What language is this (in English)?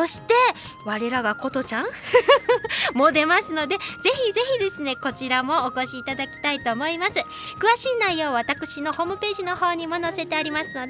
Japanese